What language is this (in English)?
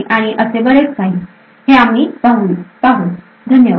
Marathi